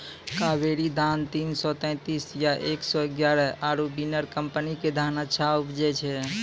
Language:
Maithili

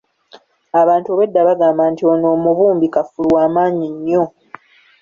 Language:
Ganda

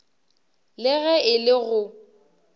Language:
Northern Sotho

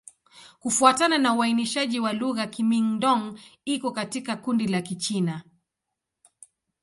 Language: Swahili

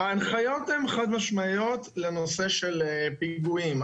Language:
Hebrew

